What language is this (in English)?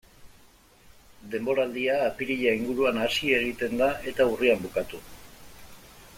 Basque